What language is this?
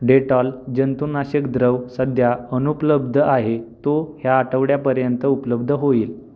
Marathi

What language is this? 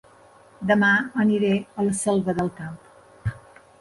Catalan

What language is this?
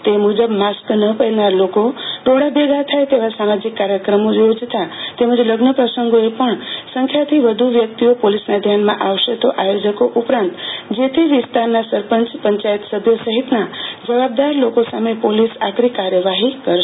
Gujarati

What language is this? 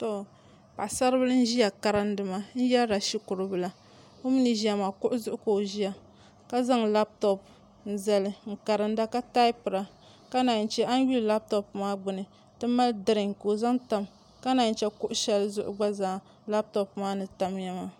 Dagbani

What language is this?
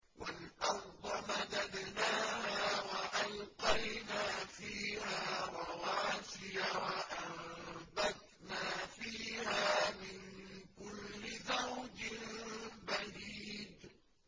Arabic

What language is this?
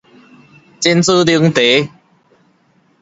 Min Nan Chinese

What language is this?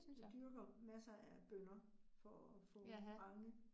Danish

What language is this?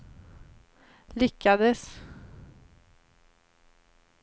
Swedish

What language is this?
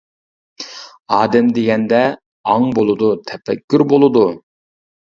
Uyghur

